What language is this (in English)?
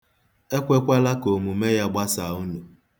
Igbo